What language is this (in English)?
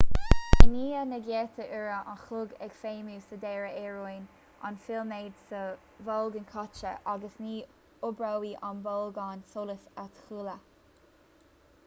Irish